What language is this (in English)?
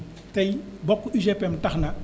Wolof